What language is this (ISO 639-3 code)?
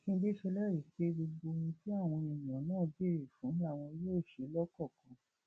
yor